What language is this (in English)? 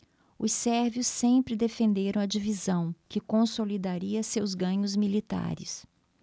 Portuguese